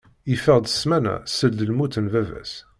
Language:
Kabyle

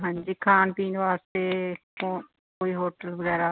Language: Punjabi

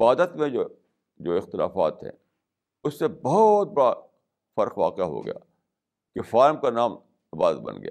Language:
Urdu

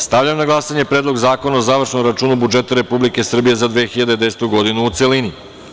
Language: Serbian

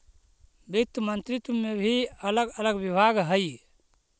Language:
Magahi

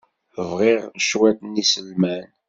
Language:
Kabyle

